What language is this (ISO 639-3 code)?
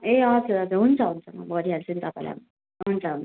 nep